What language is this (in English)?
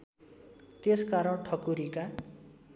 Nepali